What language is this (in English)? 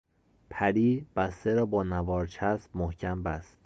Persian